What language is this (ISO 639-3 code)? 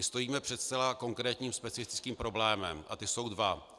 ces